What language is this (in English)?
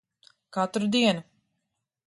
Latvian